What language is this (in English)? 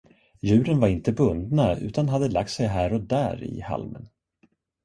Swedish